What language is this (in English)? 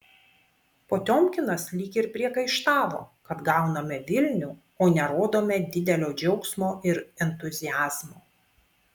Lithuanian